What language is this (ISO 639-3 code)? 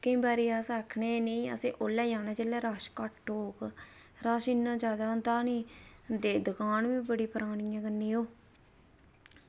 doi